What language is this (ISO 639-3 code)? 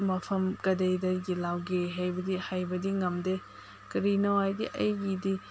mni